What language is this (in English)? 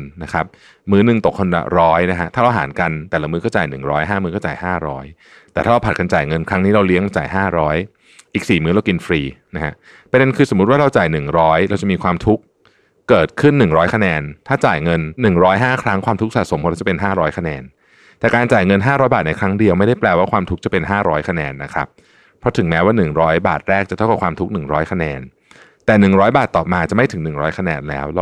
Thai